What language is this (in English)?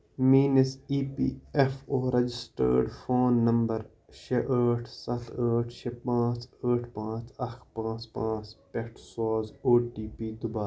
Kashmiri